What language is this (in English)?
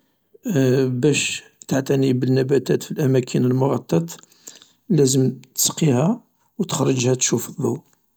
Algerian Arabic